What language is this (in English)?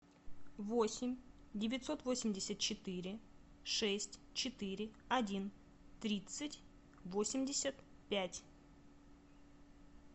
Russian